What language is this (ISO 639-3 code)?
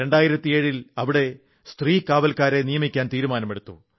mal